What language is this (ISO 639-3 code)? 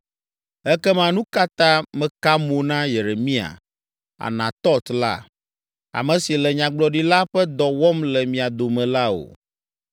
ewe